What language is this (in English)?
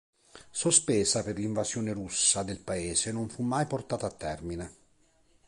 Italian